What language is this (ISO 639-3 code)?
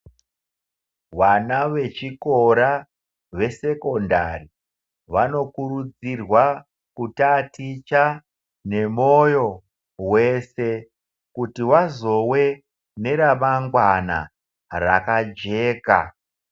ndc